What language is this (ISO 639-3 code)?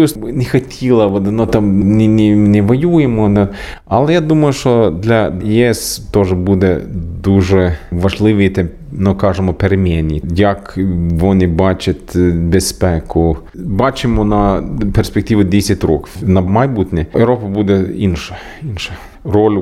ukr